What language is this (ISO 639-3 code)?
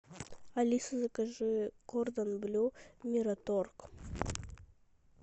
rus